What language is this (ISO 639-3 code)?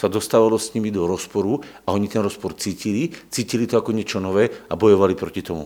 slk